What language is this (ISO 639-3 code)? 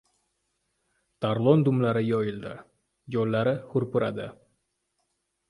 uzb